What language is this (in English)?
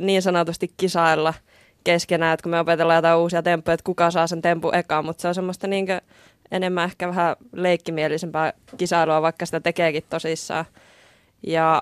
Finnish